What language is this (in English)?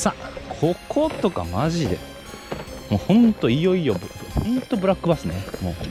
Japanese